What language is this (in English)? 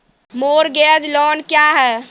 Maithili